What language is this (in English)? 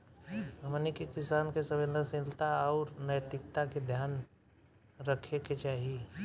Bhojpuri